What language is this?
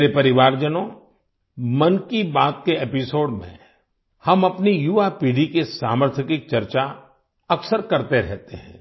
Hindi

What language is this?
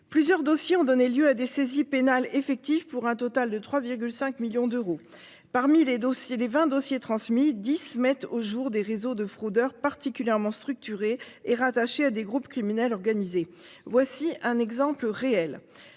French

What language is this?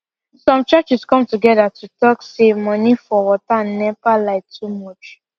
Nigerian Pidgin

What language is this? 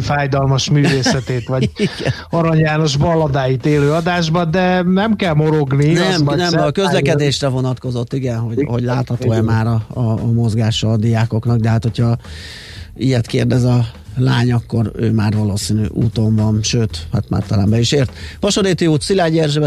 Hungarian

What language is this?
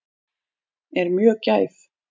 Icelandic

